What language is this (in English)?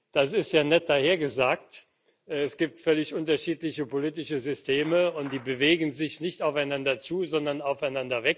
German